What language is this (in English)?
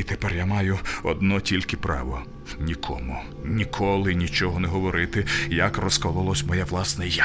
Ukrainian